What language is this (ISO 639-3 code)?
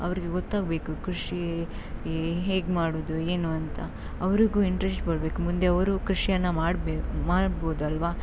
kan